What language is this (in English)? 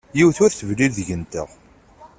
Kabyle